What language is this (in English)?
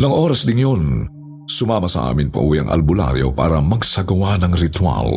Filipino